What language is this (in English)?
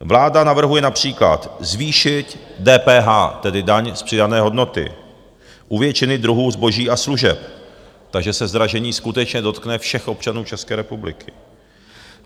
Czech